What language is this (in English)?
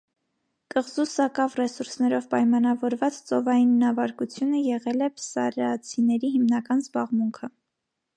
Armenian